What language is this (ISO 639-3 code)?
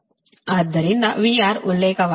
kan